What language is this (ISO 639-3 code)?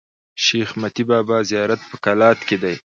pus